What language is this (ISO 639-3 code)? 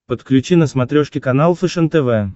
rus